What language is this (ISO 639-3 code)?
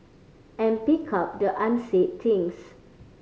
eng